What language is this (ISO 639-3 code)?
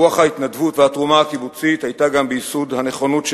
heb